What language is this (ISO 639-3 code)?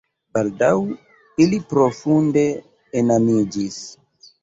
epo